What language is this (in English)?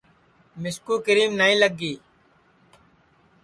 Sansi